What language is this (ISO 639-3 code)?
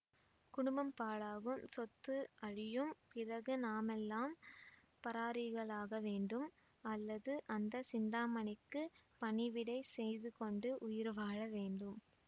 tam